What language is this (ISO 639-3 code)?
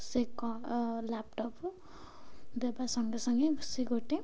ori